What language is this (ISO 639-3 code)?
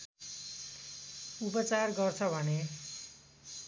nep